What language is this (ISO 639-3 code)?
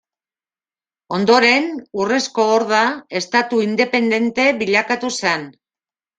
eus